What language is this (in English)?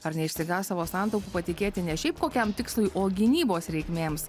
Lithuanian